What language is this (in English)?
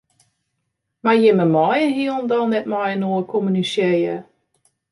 Western Frisian